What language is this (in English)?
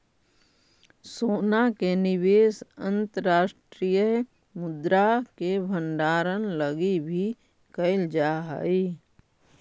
Magahi